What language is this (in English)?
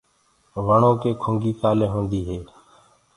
Gurgula